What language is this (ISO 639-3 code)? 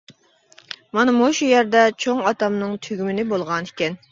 uig